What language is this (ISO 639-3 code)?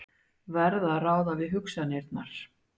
isl